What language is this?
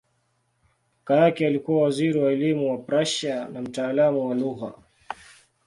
Swahili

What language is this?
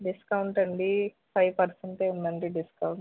Telugu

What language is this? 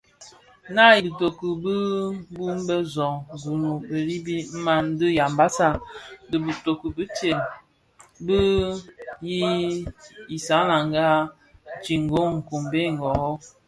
Bafia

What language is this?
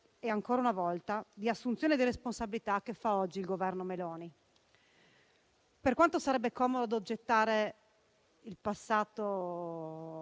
Italian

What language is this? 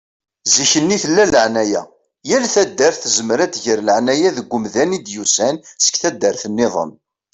Kabyle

